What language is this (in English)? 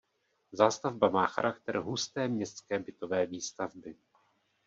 Czech